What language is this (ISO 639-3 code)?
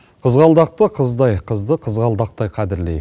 kaz